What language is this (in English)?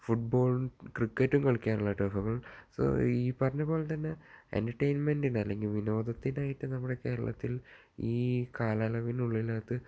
Malayalam